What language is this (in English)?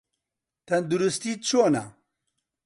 Central Kurdish